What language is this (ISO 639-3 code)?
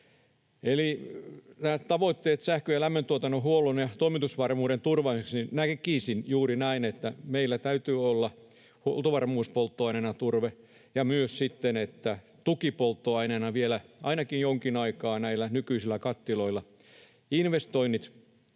fin